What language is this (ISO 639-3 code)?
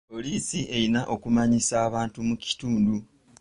lug